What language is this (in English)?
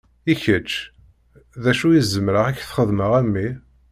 Kabyle